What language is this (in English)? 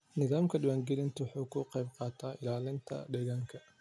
Somali